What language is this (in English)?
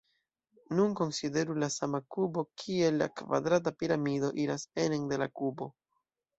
Esperanto